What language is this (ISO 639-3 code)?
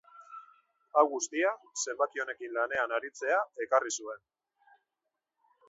eus